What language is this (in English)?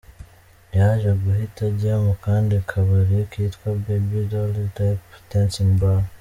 Kinyarwanda